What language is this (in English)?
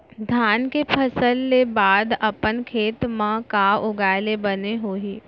Chhattisgarhi